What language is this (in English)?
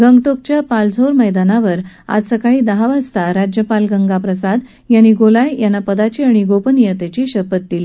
Marathi